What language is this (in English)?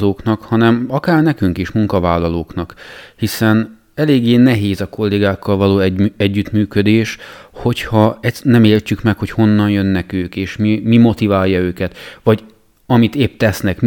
Hungarian